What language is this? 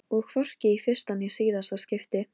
Icelandic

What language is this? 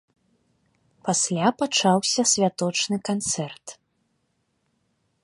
Belarusian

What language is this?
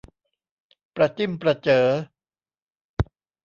Thai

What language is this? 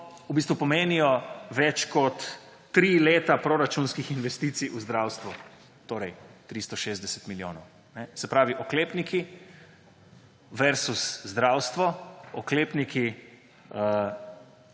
Slovenian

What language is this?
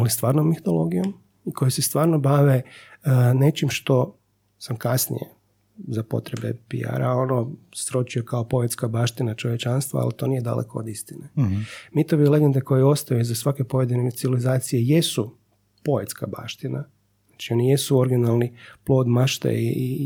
Croatian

